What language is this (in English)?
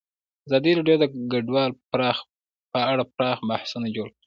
Pashto